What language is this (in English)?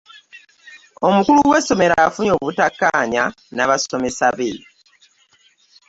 Ganda